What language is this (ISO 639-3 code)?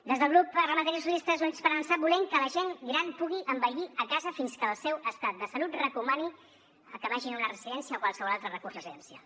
cat